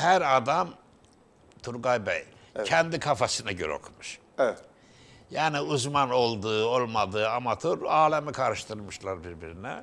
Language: Turkish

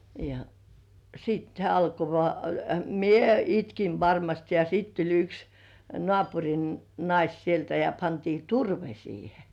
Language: Finnish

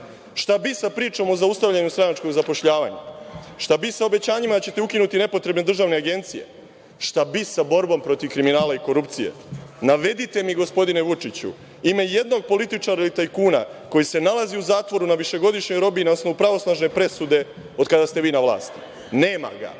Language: Serbian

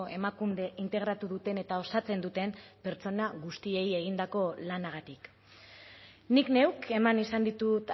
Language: Basque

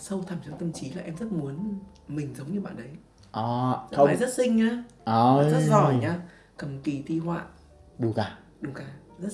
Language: Vietnamese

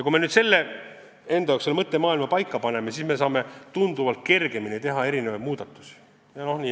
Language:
Estonian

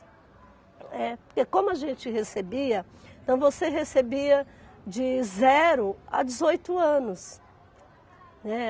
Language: Portuguese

